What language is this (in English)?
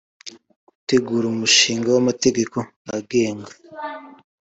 Kinyarwanda